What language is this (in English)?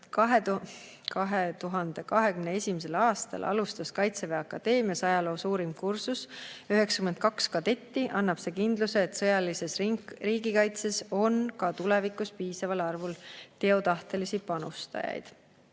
Estonian